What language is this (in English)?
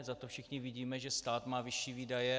Czech